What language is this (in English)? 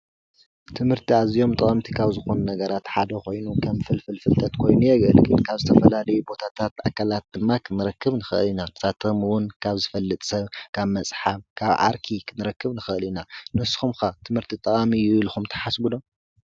Tigrinya